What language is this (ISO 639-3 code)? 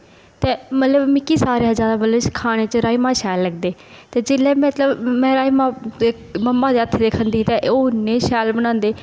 doi